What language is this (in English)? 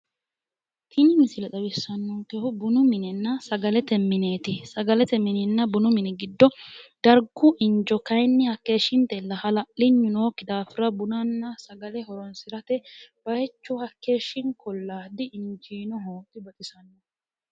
Sidamo